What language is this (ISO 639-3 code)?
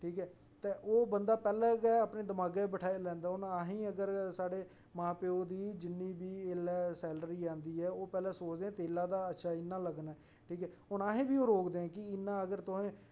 doi